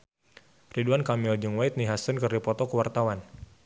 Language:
Sundanese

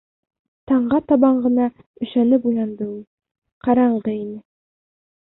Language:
Bashkir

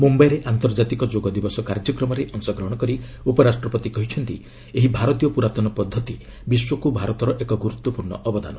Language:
Odia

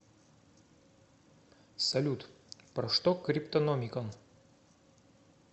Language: Russian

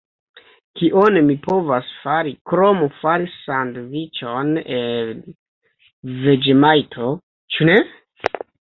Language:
Esperanto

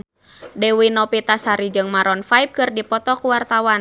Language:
Sundanese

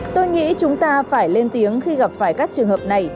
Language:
Vietnamese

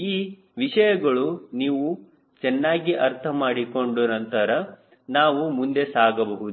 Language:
Kannada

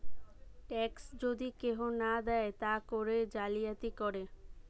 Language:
Bangla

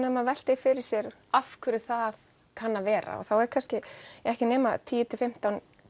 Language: Icelandic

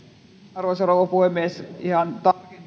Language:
Finnish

